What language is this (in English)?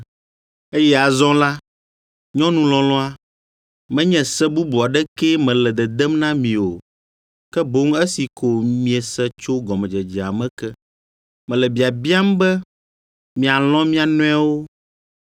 Ewe